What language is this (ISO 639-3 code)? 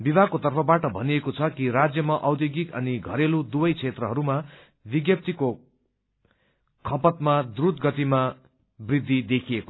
nep